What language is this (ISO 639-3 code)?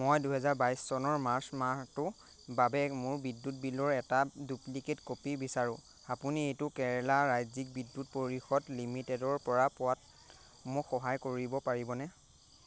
asm